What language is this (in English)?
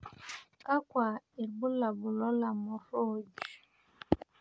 Masai